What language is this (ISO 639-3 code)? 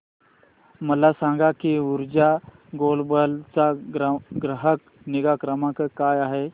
mar